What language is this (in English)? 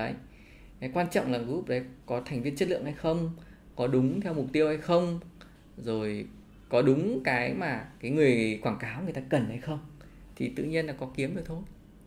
Vietnamese